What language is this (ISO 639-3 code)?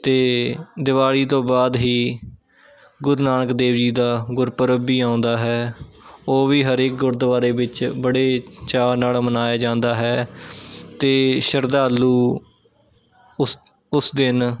pan